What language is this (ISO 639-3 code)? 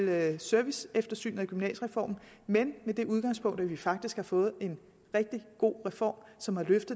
dan